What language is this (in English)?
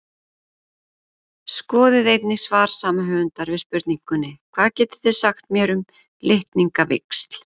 Icelandic